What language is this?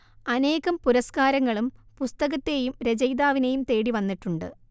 Malayalam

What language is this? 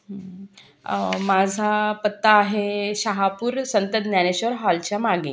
Marathi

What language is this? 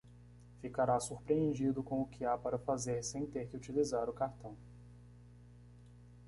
Portuguese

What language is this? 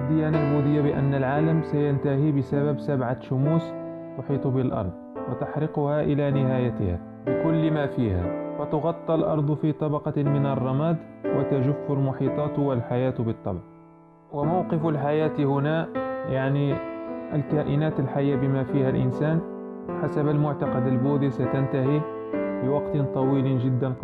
Arabic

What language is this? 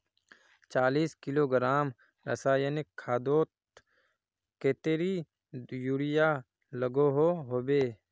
Magahi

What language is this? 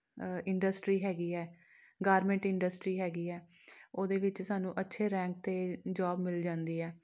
Punjabi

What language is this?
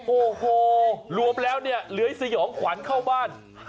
Thai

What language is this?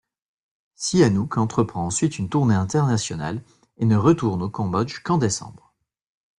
French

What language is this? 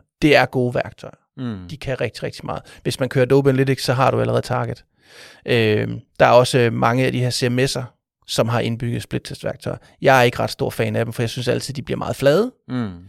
Danish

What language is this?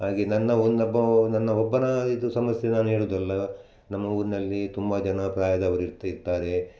Kannada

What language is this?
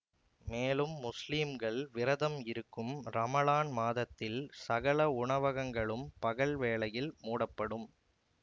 Tamil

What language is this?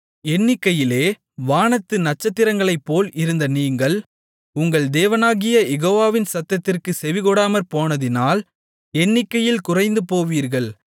Tamil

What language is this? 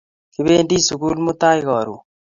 Kalenjin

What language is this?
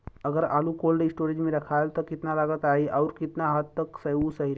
Bhojpuri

